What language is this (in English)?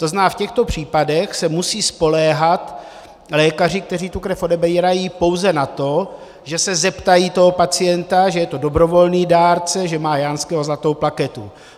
Czech